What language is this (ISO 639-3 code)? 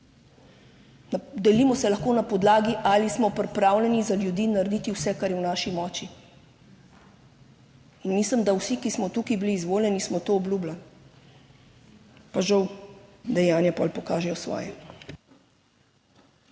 slv